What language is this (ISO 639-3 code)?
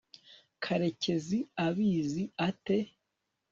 kin